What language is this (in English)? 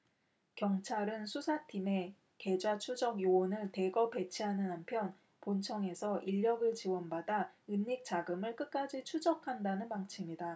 Korean